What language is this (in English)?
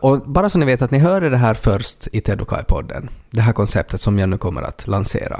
Swedish